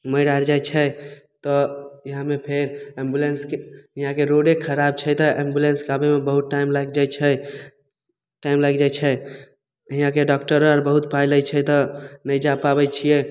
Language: Maithili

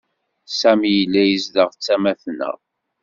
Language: Kabyle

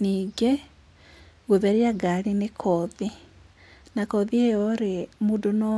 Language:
Kikuyu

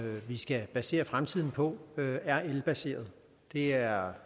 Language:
Danish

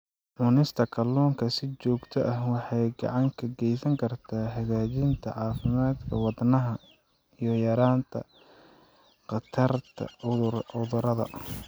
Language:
Somali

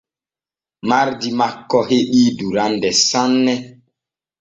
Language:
Borgu Fulfulde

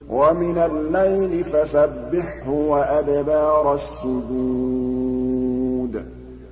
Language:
Arabic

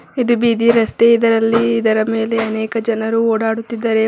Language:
Kannada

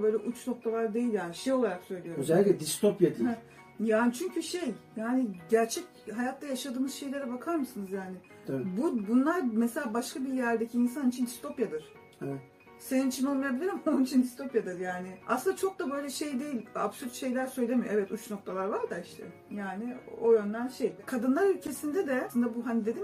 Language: Turkish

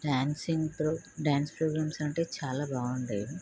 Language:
Telugu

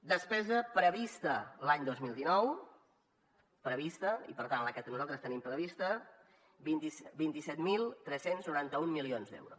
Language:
Catalan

